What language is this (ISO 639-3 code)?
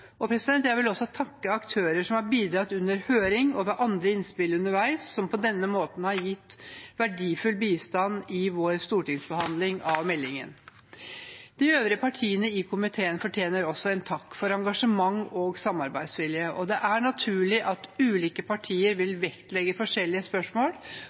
nob